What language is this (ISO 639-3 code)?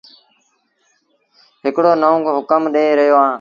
sbn